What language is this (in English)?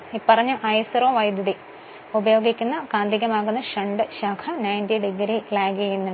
Malayalam